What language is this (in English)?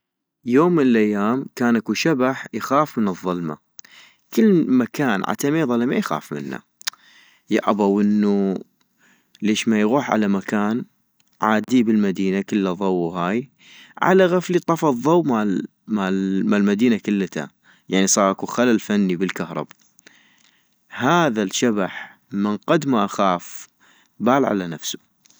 North Mesopotamian Arabic